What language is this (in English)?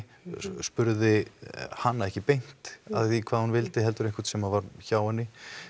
Icelandic